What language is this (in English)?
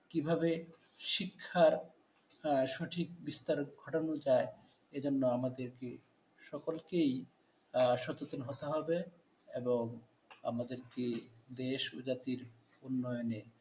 Bangla